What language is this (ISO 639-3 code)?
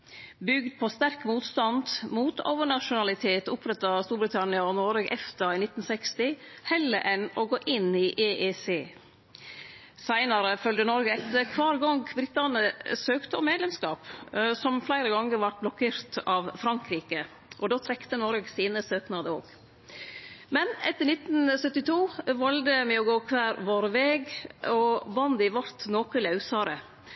nno